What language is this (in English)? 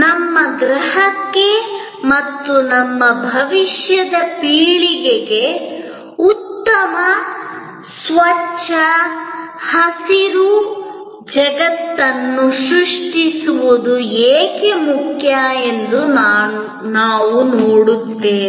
Kannada